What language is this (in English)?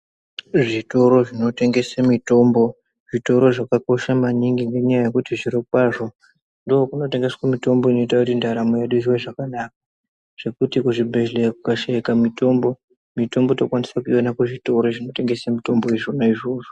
Ndau